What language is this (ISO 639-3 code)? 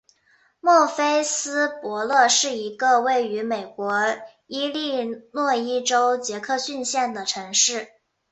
zho